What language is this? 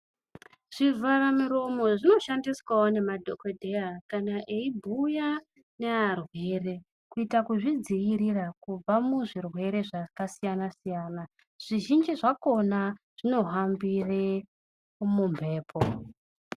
Ndau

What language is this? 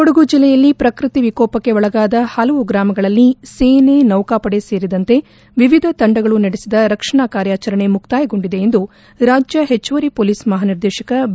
Kannada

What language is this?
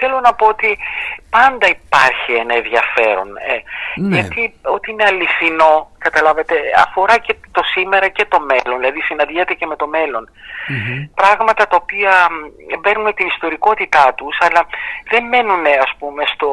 Greek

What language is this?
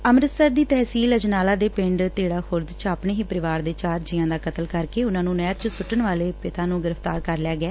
Punjabi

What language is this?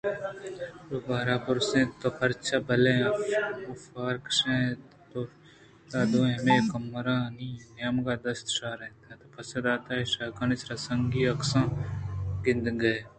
Eastern Balochi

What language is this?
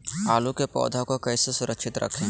Magahi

